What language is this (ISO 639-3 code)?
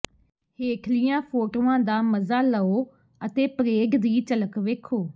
pan